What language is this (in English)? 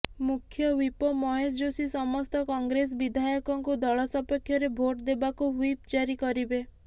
Odia